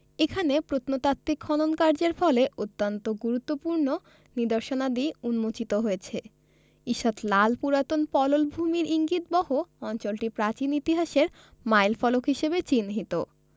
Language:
Bangla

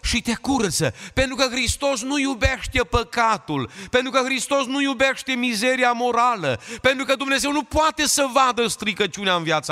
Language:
Romanian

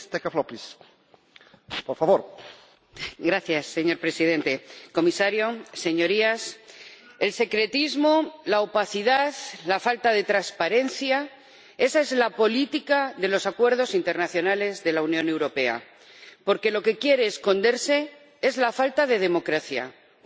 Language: Spanish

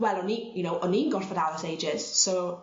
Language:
Welsh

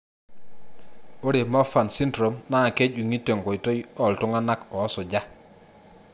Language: Masai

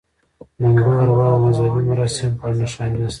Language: Pashto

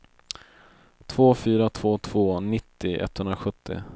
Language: Swedish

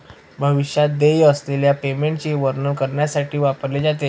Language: Marathi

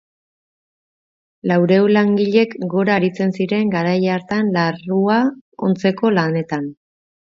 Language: Basque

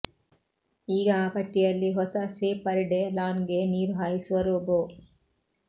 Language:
Kannada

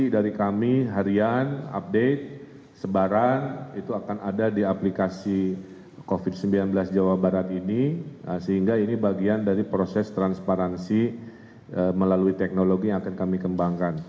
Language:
Indonesian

